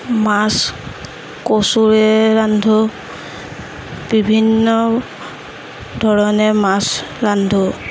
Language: Assamese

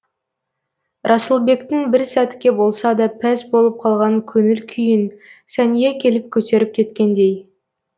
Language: Kazakh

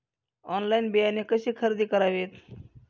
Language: Marathi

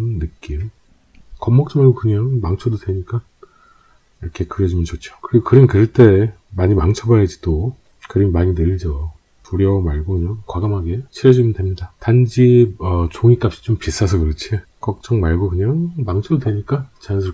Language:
Korean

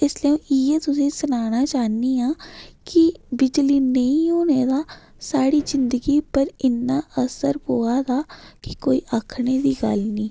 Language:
Dogri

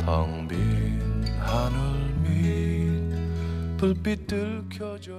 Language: Korean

